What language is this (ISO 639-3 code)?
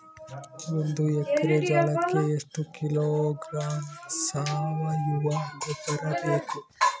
kan